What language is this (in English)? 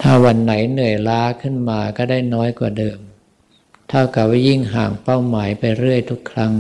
Thai